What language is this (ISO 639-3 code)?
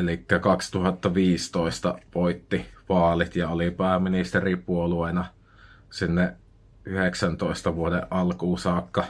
fin